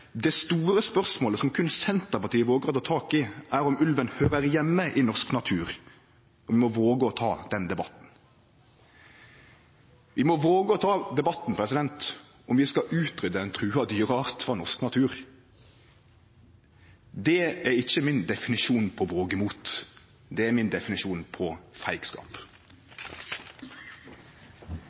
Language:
Norwegian Nynorsk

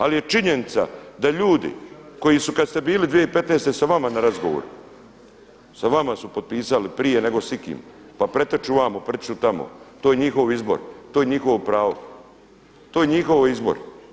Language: Croatian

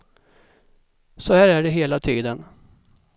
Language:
Swedish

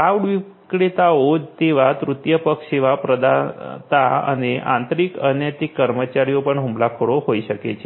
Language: Gujarati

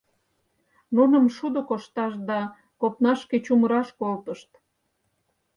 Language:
Mari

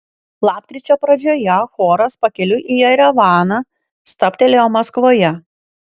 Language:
Lithuanian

